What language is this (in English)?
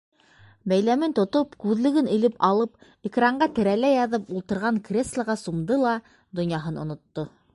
Bashkir